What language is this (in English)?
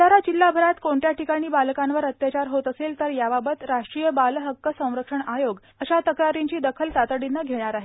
Marathi